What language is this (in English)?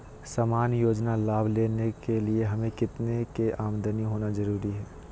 Magahi